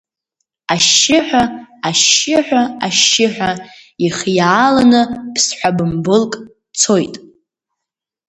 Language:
Abkhazian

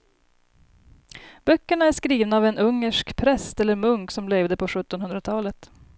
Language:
Swedish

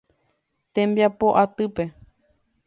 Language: Guarani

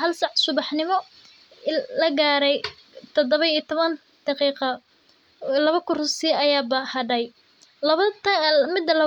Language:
Somali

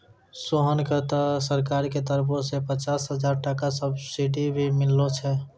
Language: Maithili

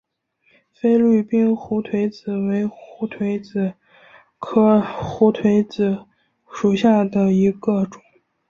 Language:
Chinese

